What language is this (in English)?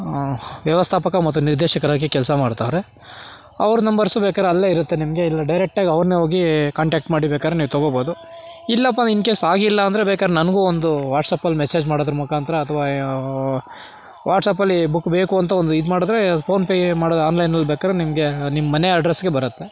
Kannada